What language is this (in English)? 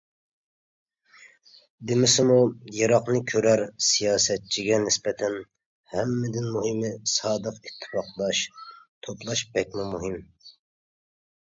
Uyghur